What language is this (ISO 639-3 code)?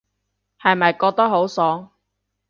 yue